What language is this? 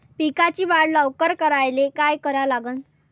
Marathi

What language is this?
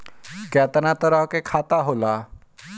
Bhojpuri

